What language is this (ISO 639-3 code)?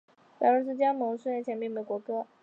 zho